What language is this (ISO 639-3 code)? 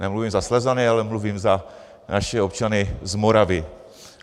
ces